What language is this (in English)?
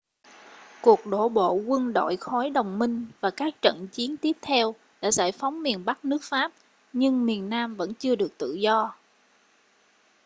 Vietnamese